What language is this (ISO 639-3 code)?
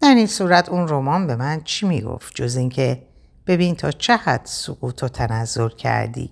fas